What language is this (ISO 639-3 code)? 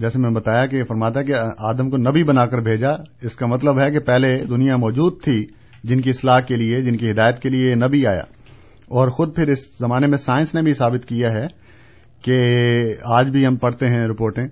urd